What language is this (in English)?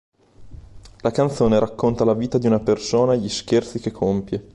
Italian